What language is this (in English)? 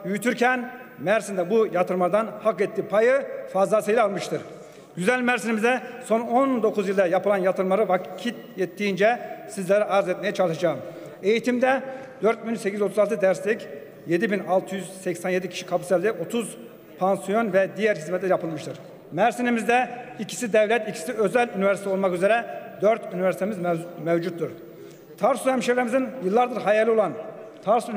Turkish